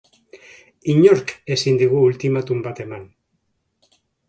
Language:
Basque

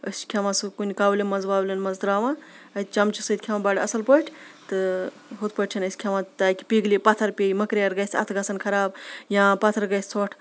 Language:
Kashmiri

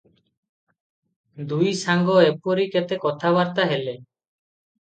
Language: Odia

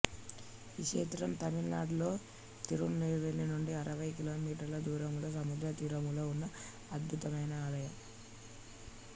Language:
Telugu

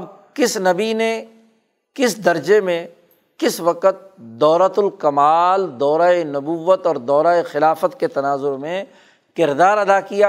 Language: Urdu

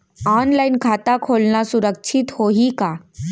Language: Chhattisgarhi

